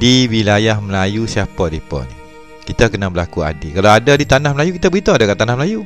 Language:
Malay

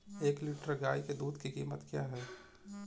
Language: Hindi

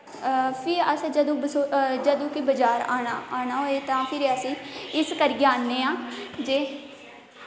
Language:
Dogri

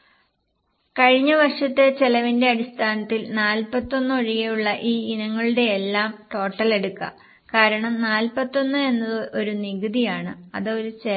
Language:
Malayalam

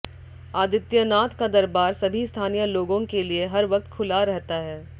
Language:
Hindi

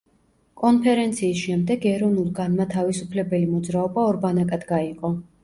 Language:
Georgian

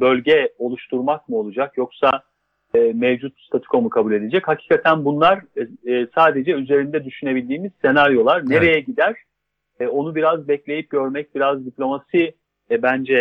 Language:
Turkish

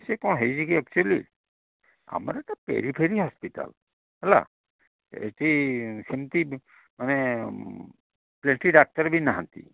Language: Odia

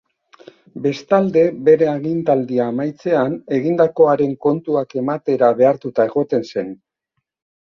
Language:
Basque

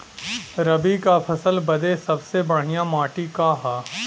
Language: Bhojpuri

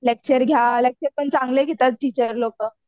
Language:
Marathi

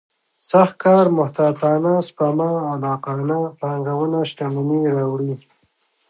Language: Pashto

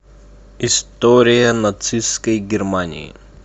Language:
Russian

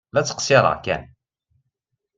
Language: Kabyle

